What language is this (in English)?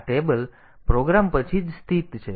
Gujarati